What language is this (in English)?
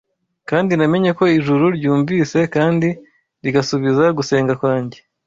Kinyarwanda